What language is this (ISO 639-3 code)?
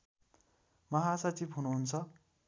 nep